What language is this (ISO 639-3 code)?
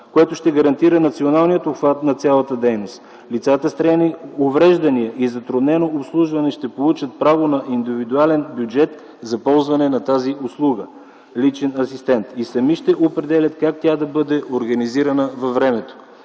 bul